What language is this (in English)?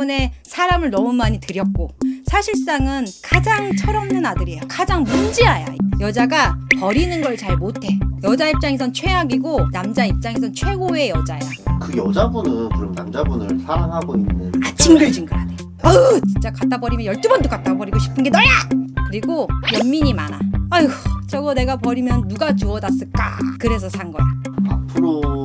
Korean